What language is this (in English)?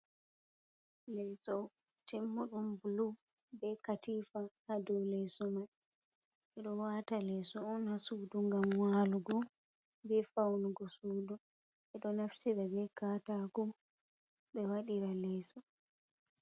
Fula